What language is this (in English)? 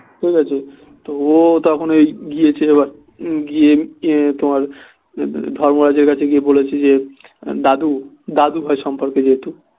Bangla